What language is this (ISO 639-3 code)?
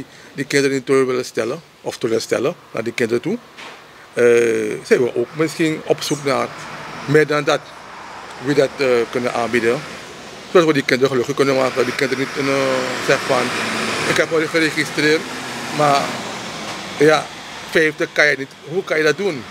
nld